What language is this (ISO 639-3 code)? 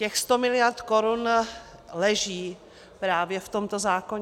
ces